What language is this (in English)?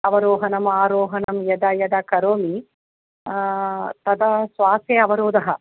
Sanskrit